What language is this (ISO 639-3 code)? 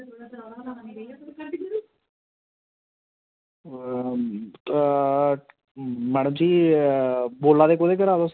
doi